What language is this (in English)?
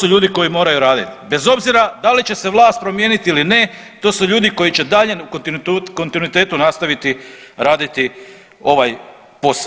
Croatian